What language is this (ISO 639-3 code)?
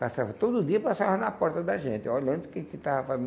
por